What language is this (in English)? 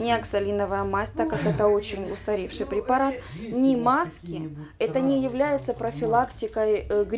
Russian